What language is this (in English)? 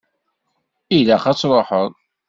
Kabyle